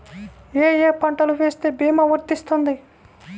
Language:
Telugu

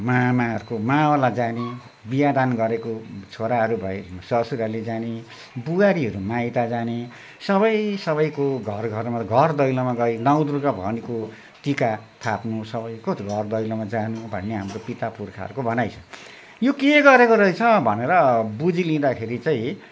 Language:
Nepali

